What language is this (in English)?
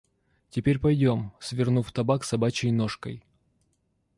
Russian